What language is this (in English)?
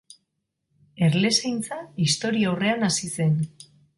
Basque